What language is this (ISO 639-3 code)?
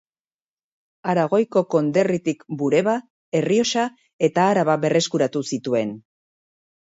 eus